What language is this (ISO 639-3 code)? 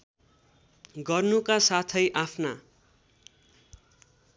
nep